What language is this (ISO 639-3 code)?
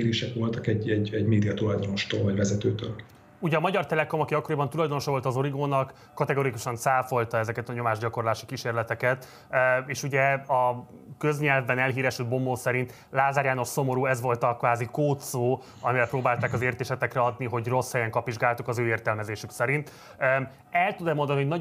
hun